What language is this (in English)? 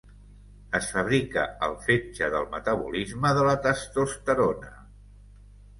Catalan